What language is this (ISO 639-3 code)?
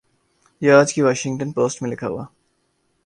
urd